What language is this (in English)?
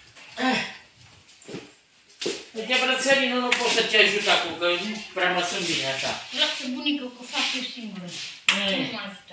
Romanian